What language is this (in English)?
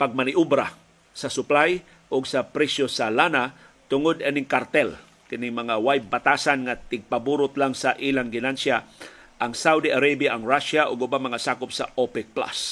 Filipino